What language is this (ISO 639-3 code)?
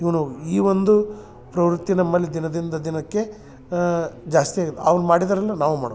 kan